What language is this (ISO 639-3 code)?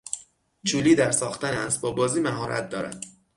fas